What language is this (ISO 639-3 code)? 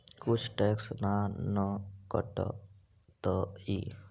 mag